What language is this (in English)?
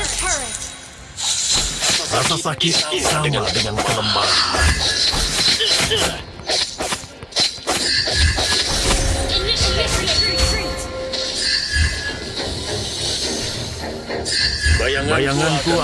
Indonesian